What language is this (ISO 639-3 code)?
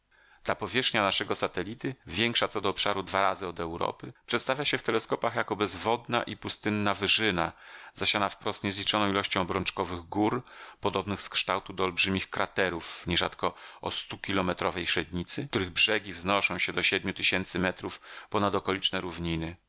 pol